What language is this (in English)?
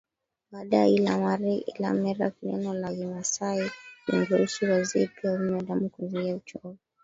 Swahili